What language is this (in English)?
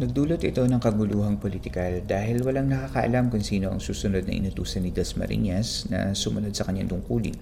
Filipino